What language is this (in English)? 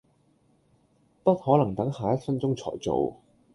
Cantonese